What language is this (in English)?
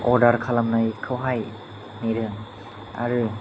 Bodo